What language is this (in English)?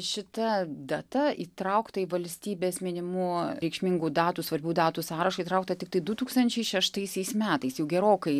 Lithuanian